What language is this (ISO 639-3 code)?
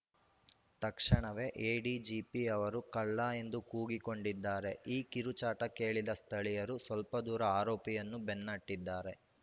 kan